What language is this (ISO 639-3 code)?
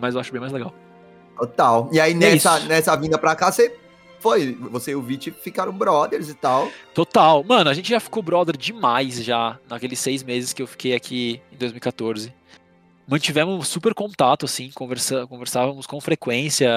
por